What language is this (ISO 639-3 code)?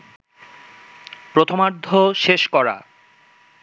ben